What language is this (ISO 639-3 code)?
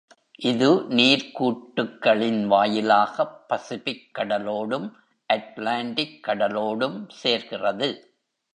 tam